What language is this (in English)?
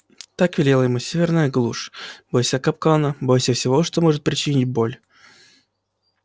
Russian